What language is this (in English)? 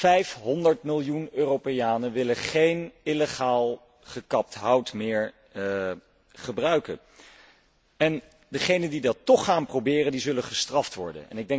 Dutch